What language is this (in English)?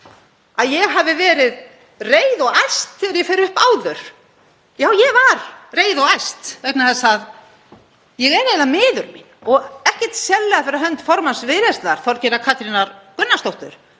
Icelandic